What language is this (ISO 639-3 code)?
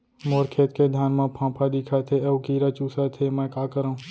hne